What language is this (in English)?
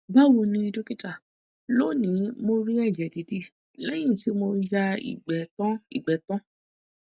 Yoruba